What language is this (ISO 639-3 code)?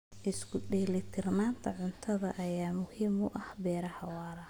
som